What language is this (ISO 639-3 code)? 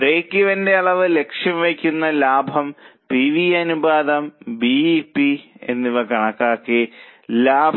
mal